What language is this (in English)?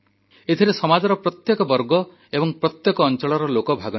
Odia